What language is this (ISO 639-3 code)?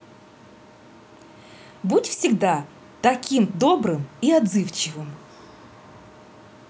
rus